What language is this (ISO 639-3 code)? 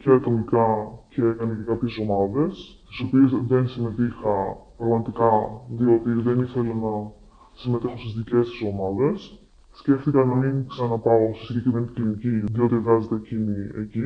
ell